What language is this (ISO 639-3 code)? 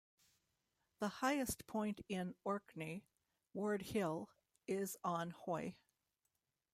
eng